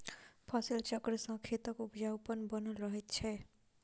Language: Maithili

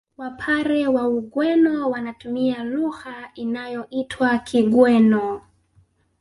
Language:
Swahili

